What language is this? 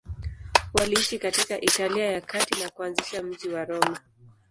Swahili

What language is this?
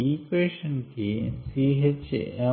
Telugu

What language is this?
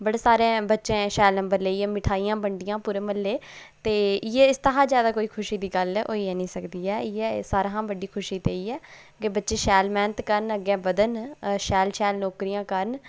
Dogri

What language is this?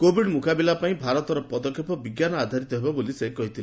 Odia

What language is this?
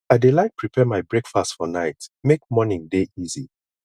Nigerian Pidgin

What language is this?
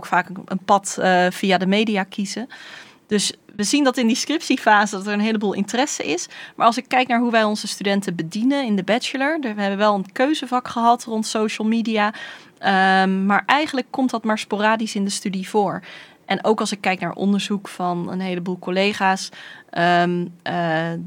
Dutch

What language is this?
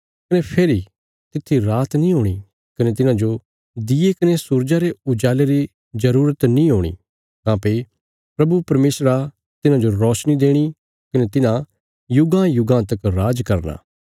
Bilaspuri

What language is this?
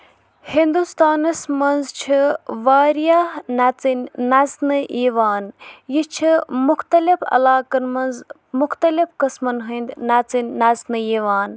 Kashmiri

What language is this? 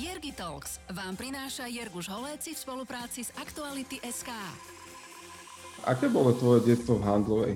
Slovak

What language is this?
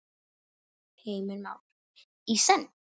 Icelandic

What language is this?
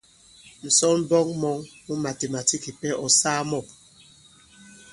Bankon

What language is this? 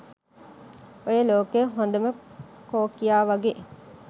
Sinhala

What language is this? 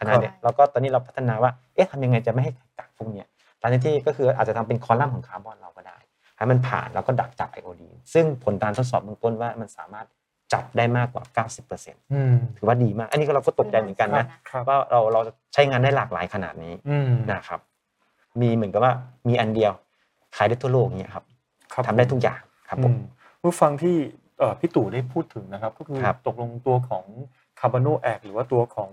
Thai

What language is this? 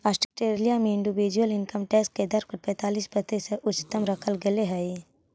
Magahi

